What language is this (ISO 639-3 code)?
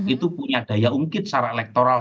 ind